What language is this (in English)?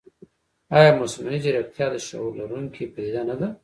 Pashto